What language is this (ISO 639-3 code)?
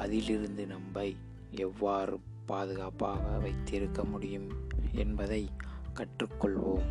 tam